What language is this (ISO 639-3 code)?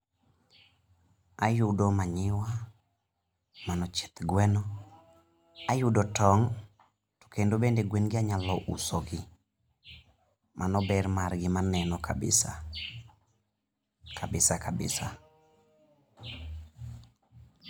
luo